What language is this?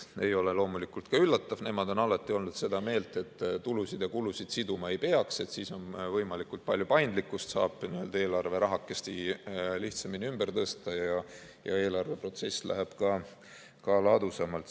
Estonian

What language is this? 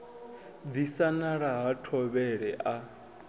Venda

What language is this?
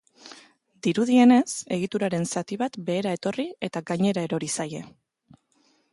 Basque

